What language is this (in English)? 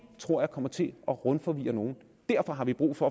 Danish